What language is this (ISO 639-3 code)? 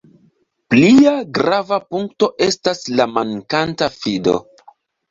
epo